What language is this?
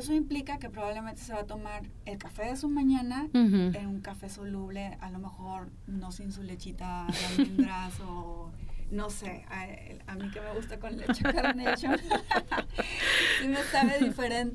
Spanish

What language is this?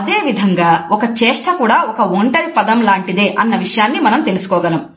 Telugu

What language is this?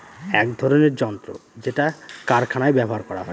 Bangla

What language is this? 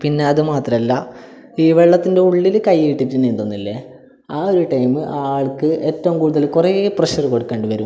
Malayalam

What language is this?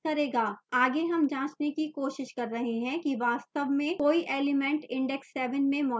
Hindi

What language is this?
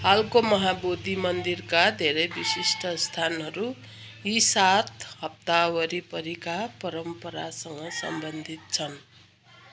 Nepali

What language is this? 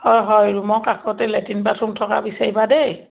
Assamese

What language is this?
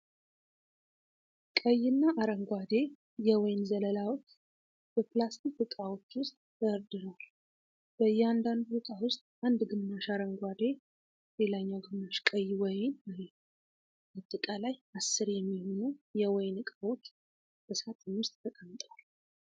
Amharic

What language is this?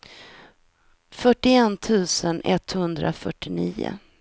Swedish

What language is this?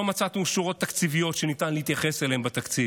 Hebrew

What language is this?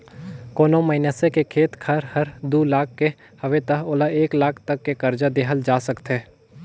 Chhattisgarhi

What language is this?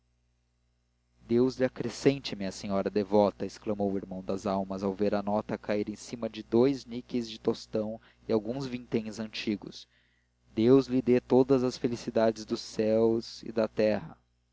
Portuguese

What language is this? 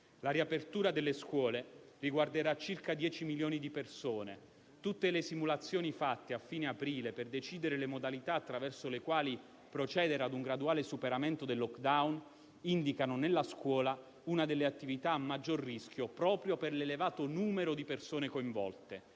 Italian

